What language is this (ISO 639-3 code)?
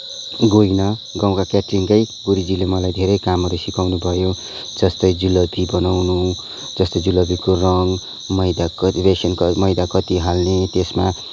nep